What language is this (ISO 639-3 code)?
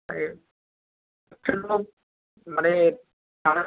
brx